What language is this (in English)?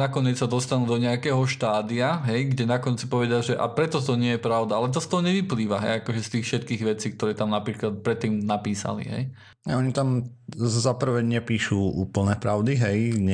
Slovak